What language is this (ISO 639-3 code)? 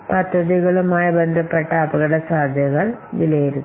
mal